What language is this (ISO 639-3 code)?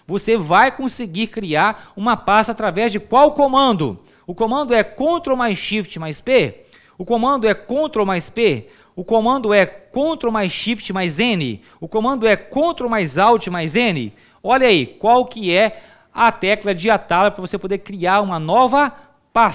por